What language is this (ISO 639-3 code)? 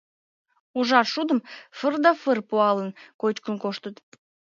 chm